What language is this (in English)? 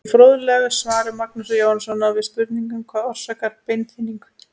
Icelandic